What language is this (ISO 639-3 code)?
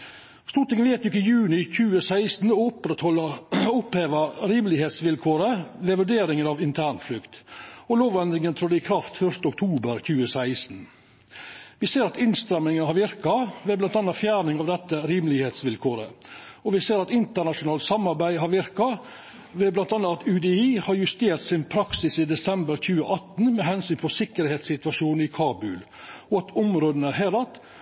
nno